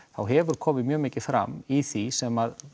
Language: Icelandic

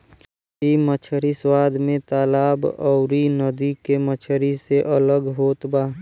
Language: Bhojpuri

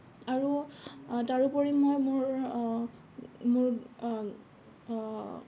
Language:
Assamese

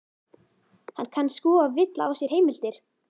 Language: Icelandic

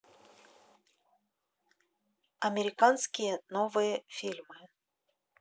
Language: Russian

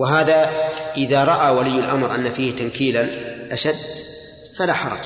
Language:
Arabic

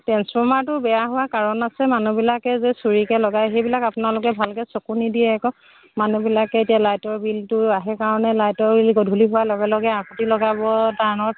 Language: Assamese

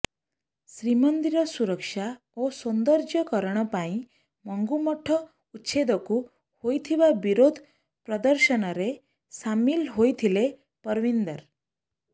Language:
Odia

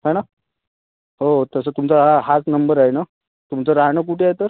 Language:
Marathi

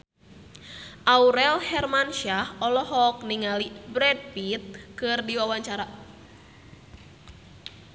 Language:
Sundanese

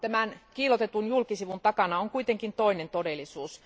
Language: Finnish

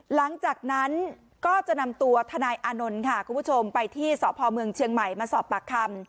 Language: Thai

